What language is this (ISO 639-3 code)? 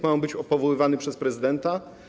pol